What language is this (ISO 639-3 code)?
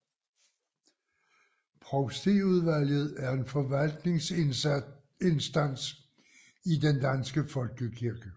dan